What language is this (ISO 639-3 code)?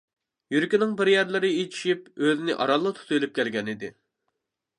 uig